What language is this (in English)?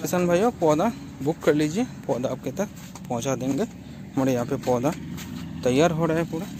Hindi